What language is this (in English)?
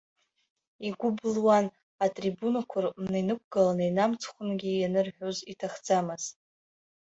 Abkhazian